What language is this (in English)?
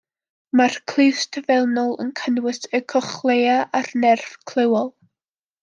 Welsh